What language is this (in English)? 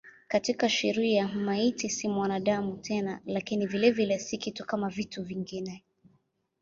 Swahili